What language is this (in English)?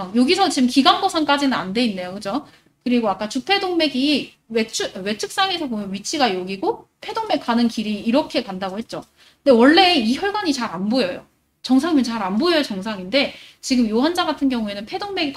Korean